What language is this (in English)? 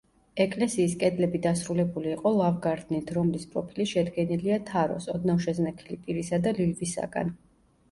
Georgian